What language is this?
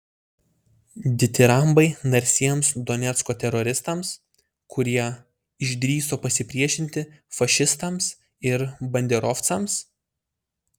Lithuanian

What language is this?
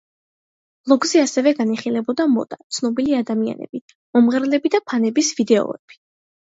Georgian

